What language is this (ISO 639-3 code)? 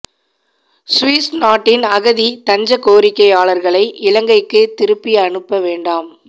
tam